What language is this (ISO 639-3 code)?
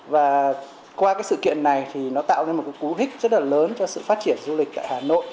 vie